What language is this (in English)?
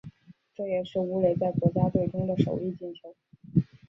Chinese